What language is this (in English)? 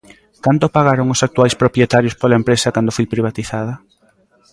Galician